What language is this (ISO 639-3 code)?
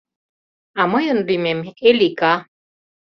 chm